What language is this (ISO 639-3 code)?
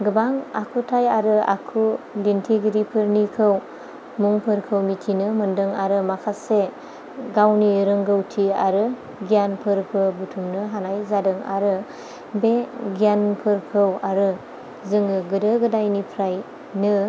brx